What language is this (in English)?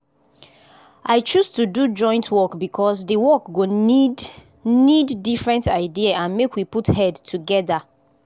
Nigerian Pidgin